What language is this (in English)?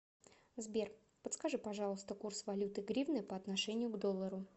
Russian